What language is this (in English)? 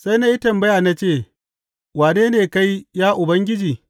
Hausa